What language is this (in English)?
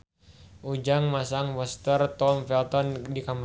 Sundanese